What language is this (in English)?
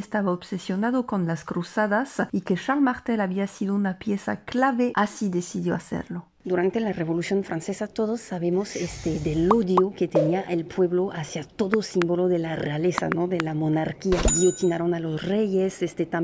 Spanish